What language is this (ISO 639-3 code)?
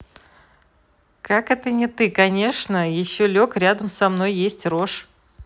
rus